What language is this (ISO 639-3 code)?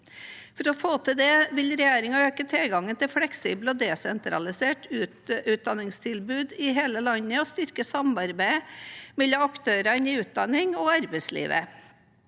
nor